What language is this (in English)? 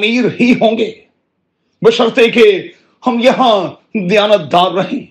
Urdu